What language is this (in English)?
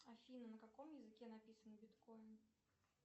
Russian